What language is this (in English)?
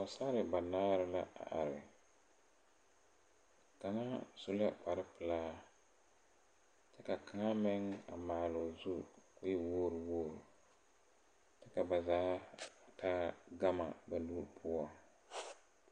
Southern Dagaare